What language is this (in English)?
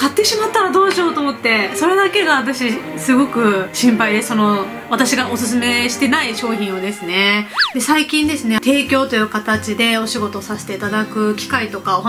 Japanese